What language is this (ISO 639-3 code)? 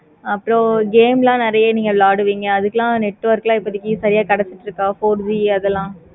tam